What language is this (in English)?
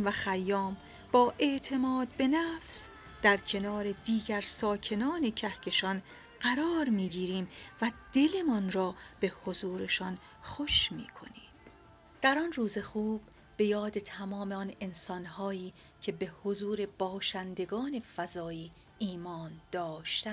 Persian